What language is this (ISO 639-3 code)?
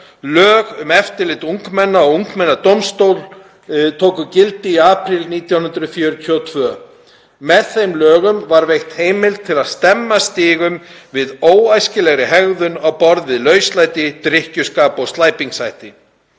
isl